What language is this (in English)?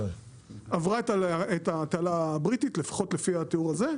Hebrew